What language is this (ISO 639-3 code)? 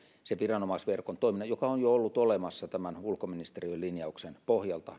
fin